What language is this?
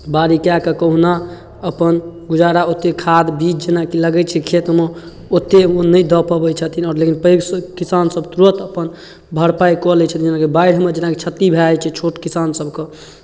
Maithili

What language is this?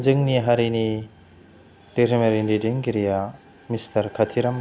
Bodo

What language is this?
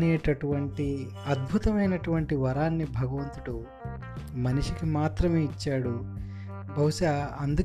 Telugu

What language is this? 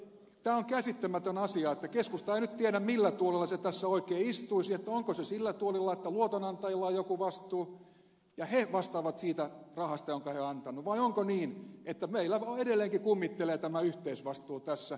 Finnish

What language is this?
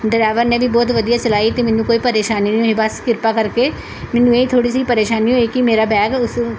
Punjabi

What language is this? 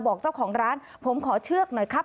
Thai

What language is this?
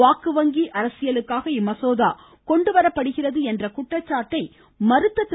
Tamil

